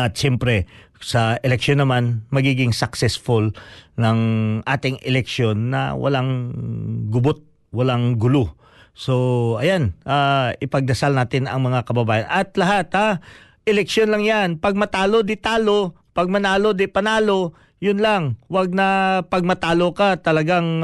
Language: Filipino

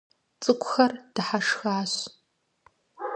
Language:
Kabardian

